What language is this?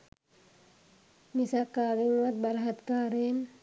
Sinhala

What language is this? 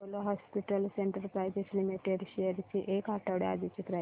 Marathi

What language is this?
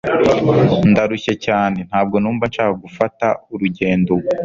Kinyarwanda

